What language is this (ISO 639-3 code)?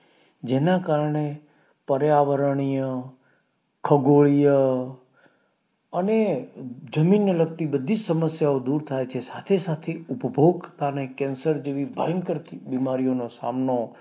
guj